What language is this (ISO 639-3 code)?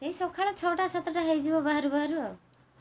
ori